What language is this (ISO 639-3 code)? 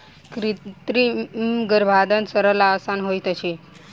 mai